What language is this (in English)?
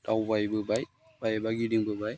Bodo